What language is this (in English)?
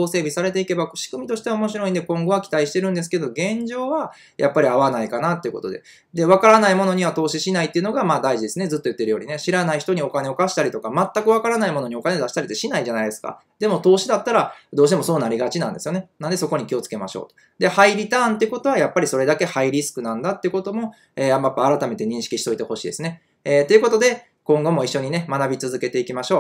Japanese